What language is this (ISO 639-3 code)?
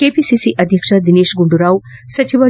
kan